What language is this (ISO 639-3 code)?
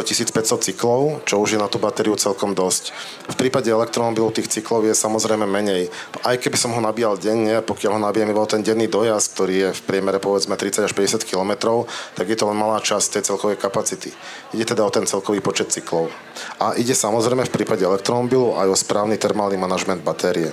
slk